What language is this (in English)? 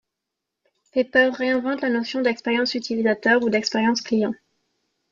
French